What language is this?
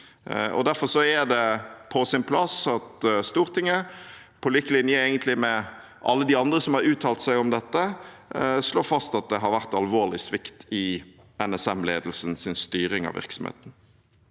Norwegian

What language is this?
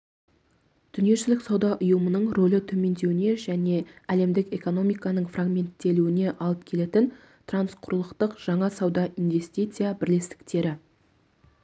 Kazakh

